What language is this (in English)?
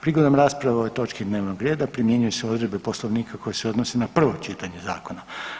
Croatian